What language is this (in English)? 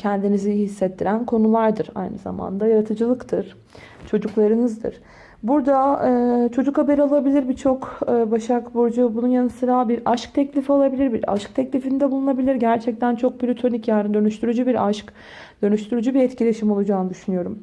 Turkish